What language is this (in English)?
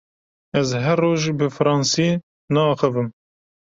Kurdish